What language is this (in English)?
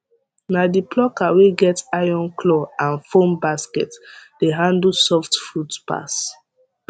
Nigerian Pidgin